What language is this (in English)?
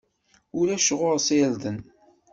Kabyle